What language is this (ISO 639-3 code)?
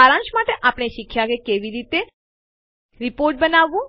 guj